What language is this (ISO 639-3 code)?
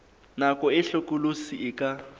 sot